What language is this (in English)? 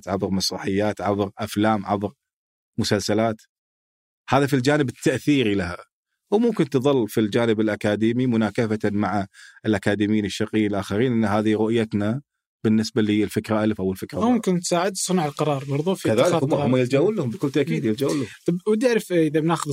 Arabic